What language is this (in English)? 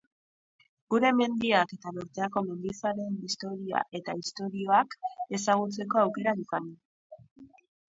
Basque